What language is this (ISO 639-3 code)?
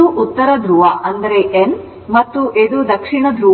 kan